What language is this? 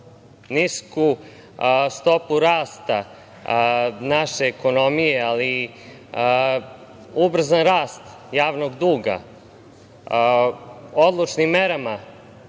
Serbian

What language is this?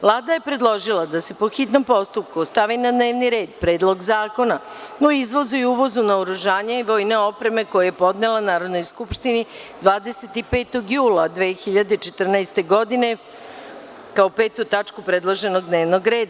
Serbian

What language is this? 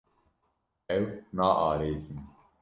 Kurdish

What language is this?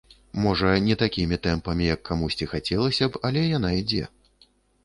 Belarusian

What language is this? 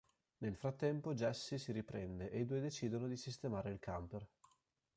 Italian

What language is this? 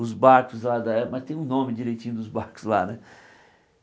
Portuguese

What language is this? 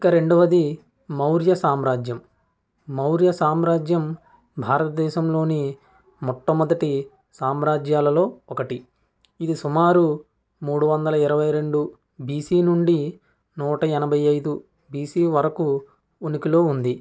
Telugu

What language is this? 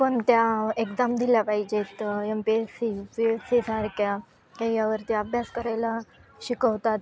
Marathi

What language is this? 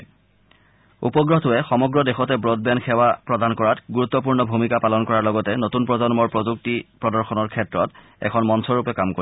Assamese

